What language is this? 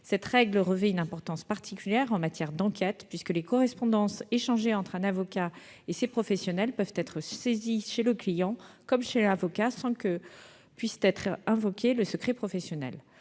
French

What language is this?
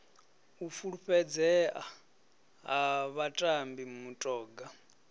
Venda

